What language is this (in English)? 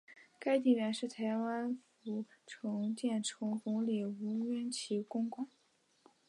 Chinese